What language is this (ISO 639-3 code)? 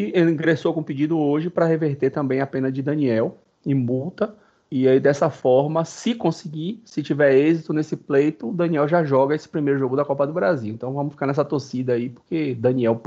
por